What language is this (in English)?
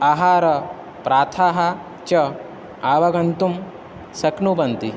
Sanskrit